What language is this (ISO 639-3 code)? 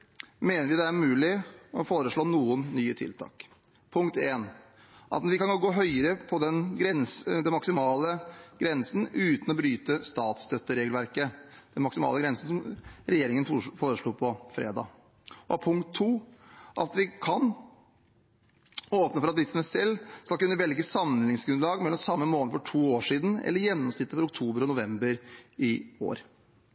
nob